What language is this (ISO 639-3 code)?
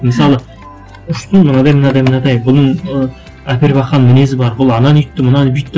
kaz